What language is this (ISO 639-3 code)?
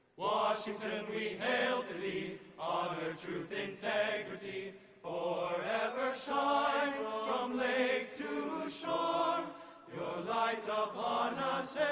eng